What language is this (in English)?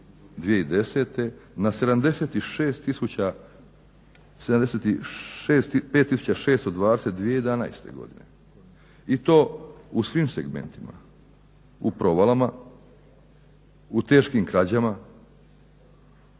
Croatian